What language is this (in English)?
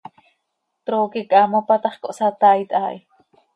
Seri